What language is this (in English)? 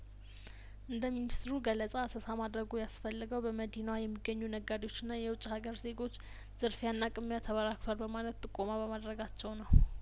Amharic